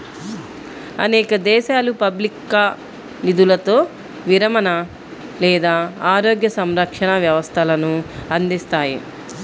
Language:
Telugu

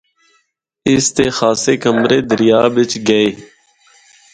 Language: Northern Hindko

